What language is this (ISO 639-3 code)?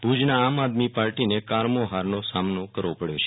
guj